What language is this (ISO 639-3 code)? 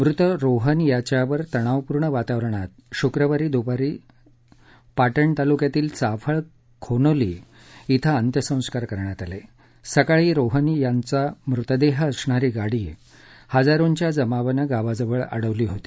mar